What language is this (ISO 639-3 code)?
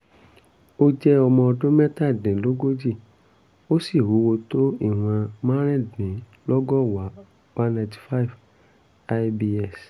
yor